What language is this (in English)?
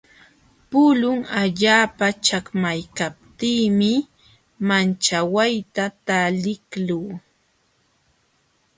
Jauja Wanca Quechua